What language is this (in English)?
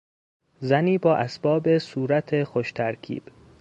Persian